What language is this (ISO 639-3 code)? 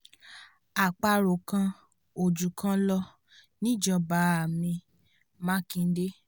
yor